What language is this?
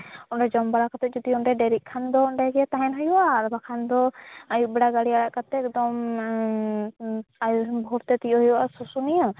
Santali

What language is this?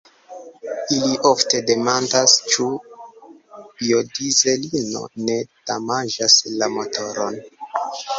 Esperanto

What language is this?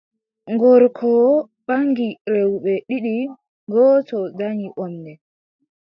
Adamawa Fulfulde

